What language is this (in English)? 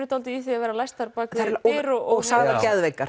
Icelandic